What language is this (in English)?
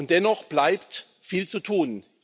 German